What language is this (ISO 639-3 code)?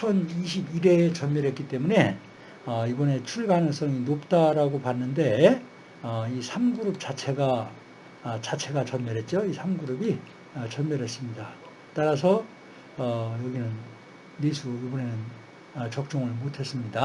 kor